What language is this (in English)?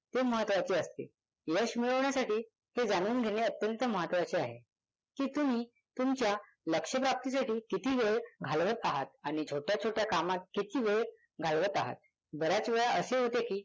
Marathi